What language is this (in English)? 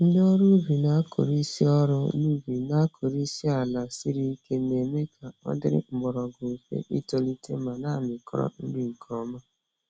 Igbo